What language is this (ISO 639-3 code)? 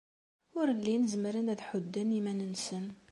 kab